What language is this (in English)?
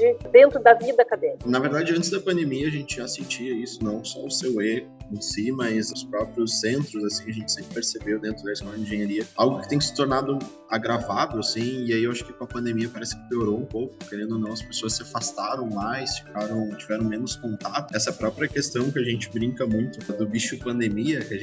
Portuguese